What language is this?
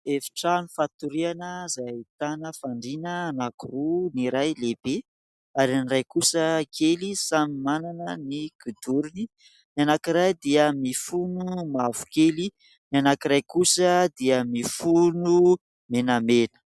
Malagasy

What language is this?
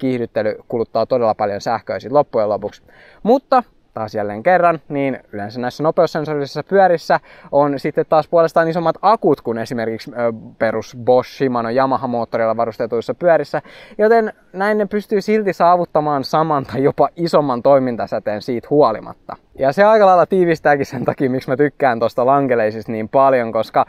Finnish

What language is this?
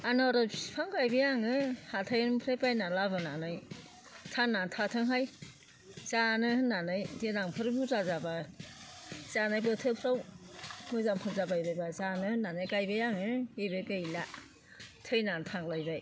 Bodo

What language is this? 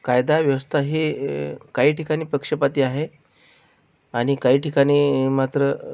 Marathi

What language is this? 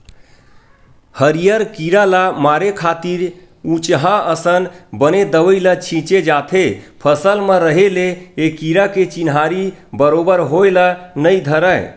Chhattisgarhi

